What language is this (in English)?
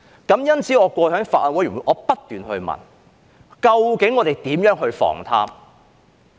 Cantonese